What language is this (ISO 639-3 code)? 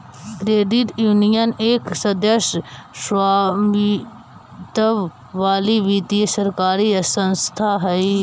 mag